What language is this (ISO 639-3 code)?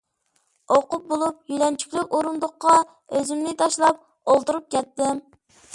uig